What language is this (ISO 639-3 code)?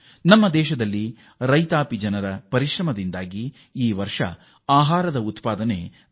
kan